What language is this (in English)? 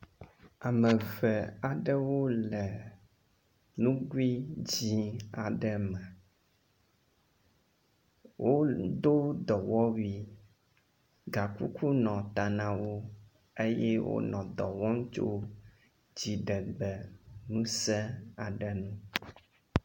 Ewe